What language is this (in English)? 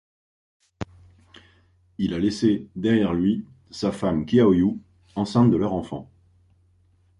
French